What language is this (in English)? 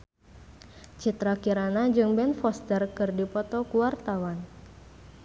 Sundanese